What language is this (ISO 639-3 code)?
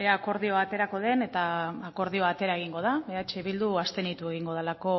eus